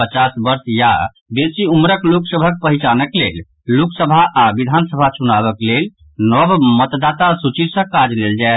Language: Maithili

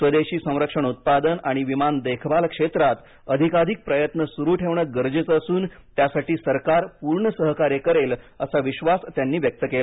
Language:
Marathi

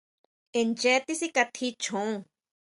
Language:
Huautla Mazatec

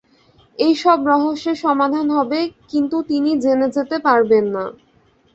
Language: Bangla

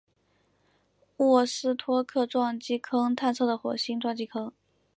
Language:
Chinese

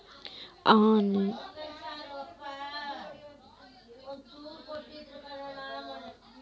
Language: Kannada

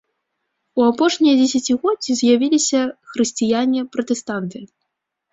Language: Belarusian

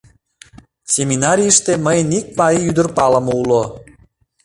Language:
Mari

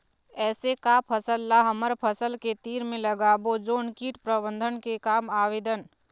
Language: Chhattisgarhi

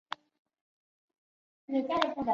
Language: Chinese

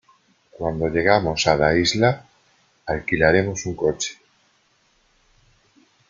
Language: Spanish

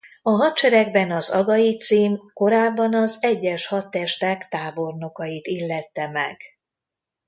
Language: Hungarian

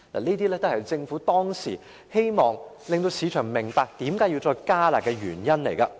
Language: Cantonese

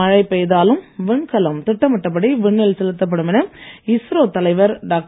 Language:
Tamil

